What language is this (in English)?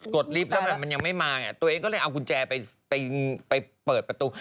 Thai